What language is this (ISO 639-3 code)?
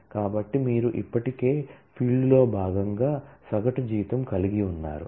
tel